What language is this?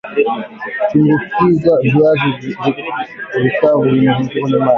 Swahili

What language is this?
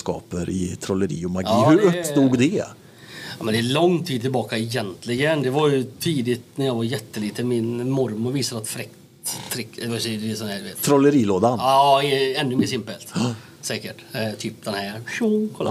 Swedish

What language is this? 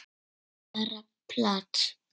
Icelandic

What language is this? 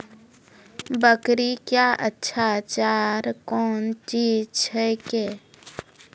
Maithili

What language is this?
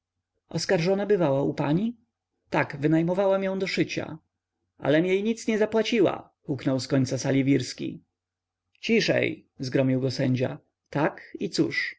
Polish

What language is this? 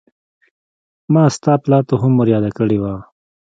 Pashto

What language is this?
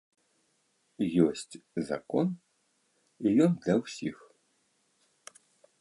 Belarusian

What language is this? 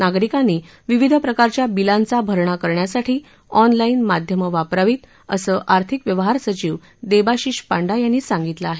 Marathi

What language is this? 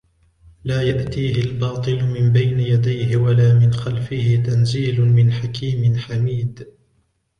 Arabic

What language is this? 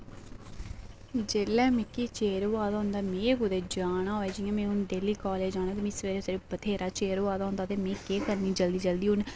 Dogri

